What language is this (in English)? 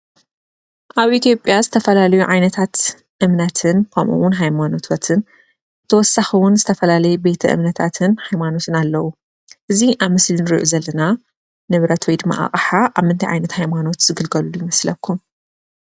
Tigrinya